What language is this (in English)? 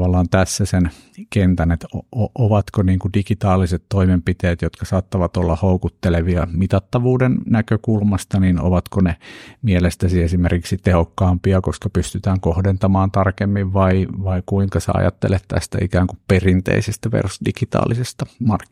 Finnish